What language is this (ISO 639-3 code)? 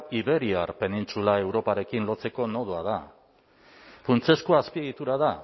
eus